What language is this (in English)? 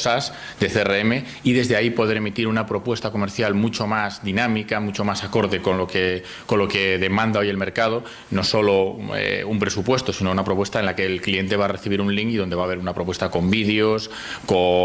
Spanish